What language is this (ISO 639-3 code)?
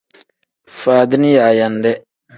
kdh